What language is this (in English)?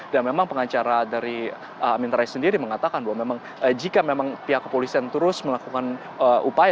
Indonesian